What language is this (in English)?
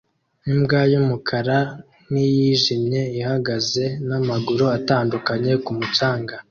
Kinyarwanda